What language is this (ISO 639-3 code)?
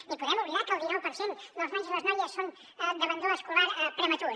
cat